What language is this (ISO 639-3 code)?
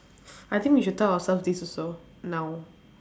eng